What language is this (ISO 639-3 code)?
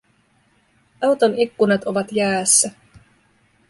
fin